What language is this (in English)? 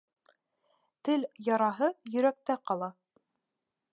Bashkir